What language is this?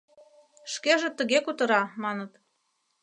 Mari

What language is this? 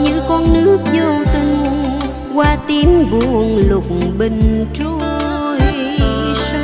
Vietnamese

